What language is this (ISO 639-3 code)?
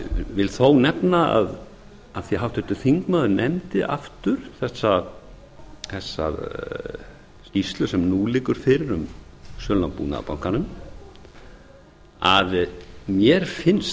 isl